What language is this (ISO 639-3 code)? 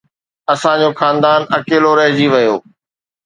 snd